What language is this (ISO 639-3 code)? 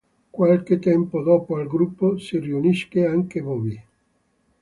ita